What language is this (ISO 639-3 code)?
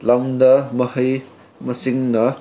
mni